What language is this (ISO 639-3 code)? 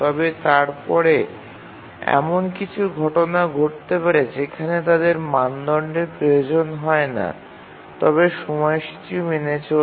ben